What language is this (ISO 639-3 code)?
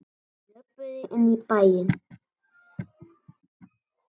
isl